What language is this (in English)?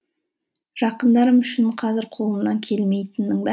Kazakh